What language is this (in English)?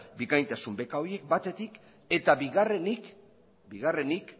Basque